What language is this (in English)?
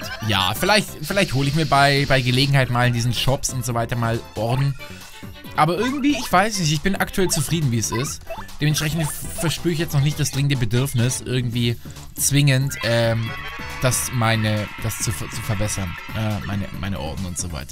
German